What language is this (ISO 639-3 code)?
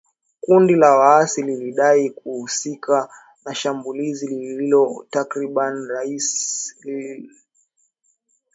swa